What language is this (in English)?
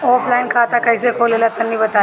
Bhojpuri